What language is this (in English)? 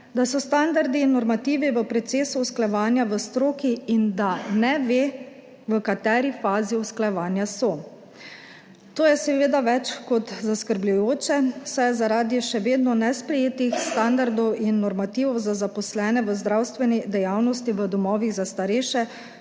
Slovenian